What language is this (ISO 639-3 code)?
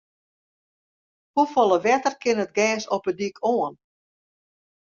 fry